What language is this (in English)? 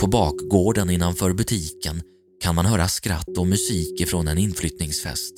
Swedish